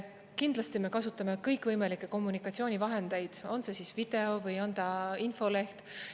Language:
Estonian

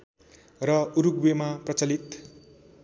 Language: Nepali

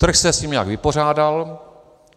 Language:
Czech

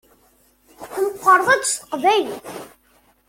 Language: Kabyle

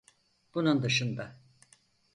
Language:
Turkish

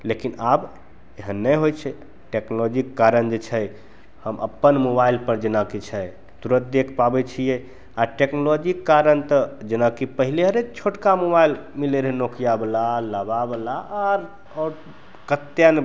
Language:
Maithili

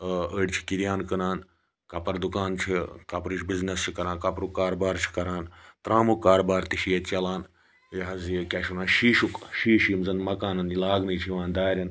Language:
Kashmiri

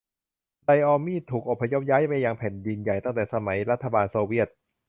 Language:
Thai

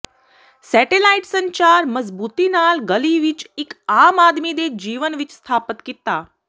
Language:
Punjabi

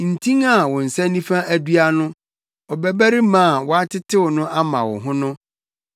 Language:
Akan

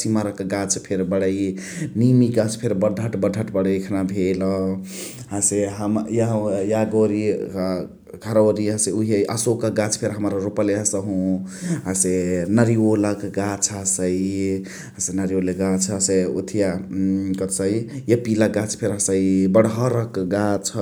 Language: Chitwania Tharu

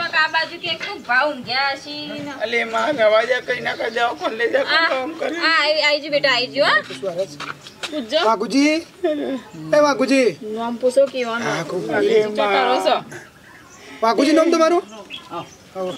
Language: Gujarati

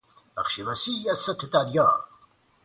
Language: Persian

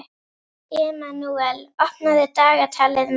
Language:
Icelandic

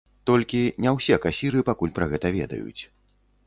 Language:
Belarusian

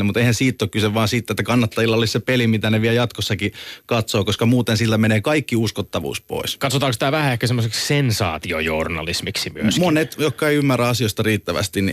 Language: Finnish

